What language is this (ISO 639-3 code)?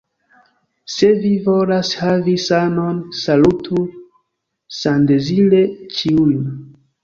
epo